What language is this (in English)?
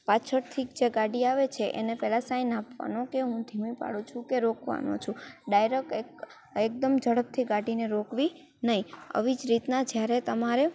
Gujarati